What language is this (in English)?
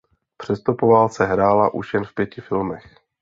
Czech